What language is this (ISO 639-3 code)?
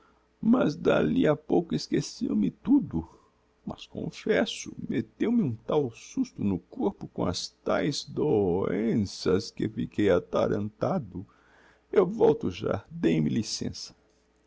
por